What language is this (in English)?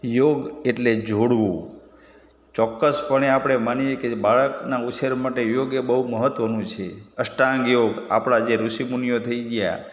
Gujarati